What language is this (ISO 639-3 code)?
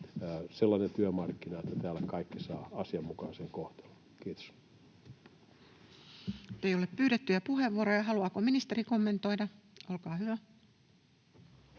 fin